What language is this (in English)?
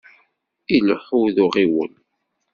Kabyle